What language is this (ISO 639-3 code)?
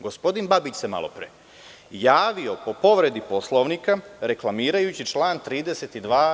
srp